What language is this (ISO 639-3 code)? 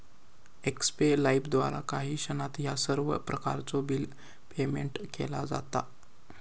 mar